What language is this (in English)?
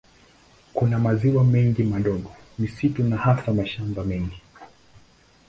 Swahili